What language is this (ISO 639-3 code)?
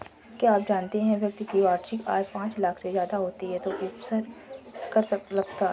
hin